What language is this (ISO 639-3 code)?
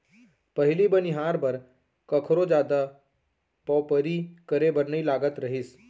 hne